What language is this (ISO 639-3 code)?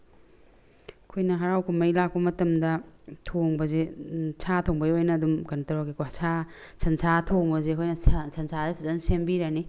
mni